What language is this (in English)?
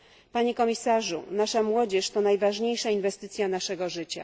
Polish